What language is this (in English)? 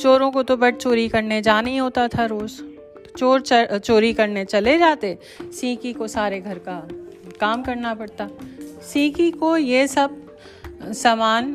Hindi